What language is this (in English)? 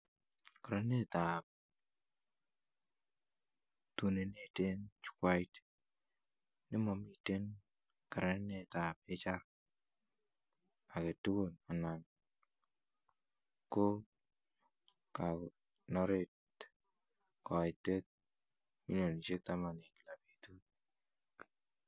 Kalenjin